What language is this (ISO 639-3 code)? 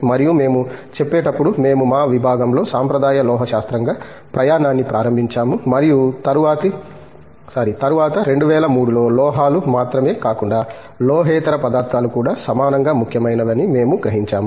tel